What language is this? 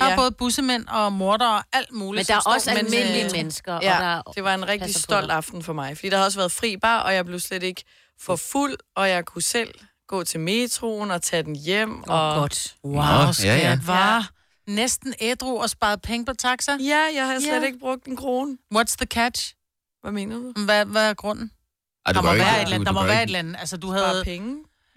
Danish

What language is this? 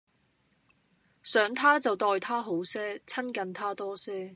Cantonese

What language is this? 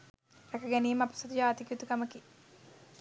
Sinhala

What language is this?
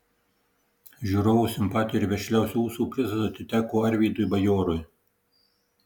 Lithuanian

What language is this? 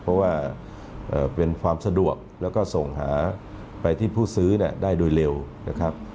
Thai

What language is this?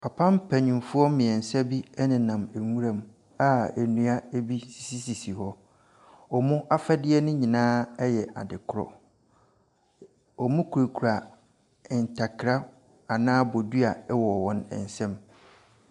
Akan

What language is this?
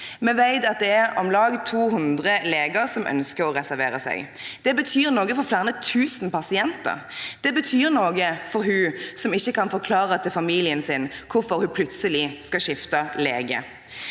Norwegian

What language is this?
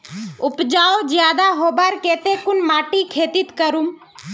Magahi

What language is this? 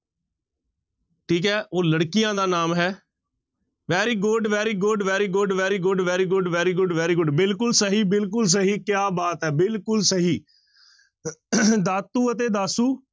Punjabi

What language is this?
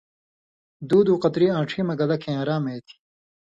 Indus Kohistani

